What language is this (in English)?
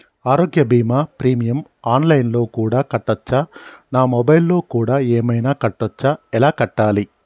Telugu